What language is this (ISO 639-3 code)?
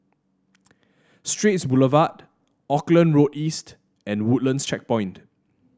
eng